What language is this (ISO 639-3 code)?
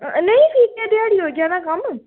doi